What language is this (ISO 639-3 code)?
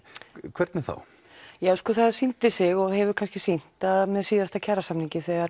isl